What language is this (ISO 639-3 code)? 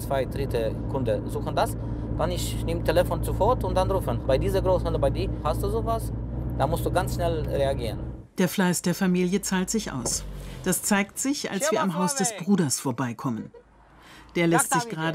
deu